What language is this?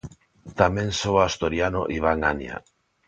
Galician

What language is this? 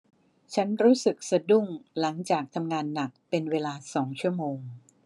Thai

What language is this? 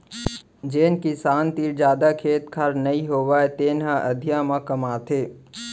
Chhattisgarhi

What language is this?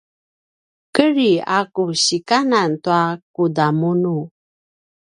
Paiwan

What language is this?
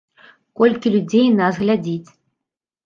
Belarusian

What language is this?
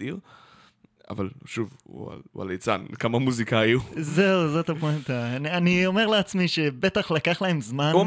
Hebrew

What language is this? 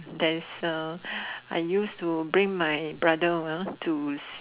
English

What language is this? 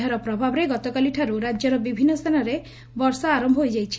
Odia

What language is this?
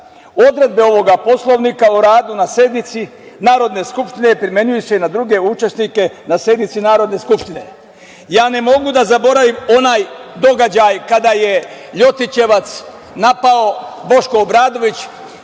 Serbian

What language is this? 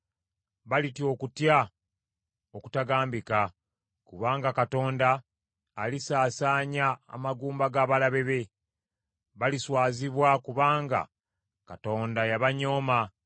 Ganda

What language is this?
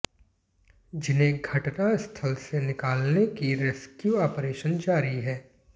Hindi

